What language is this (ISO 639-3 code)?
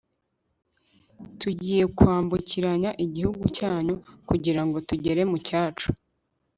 kin